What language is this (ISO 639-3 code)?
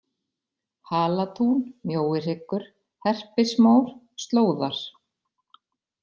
isl